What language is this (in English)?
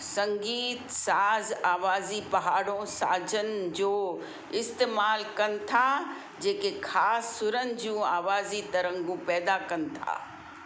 Sindhi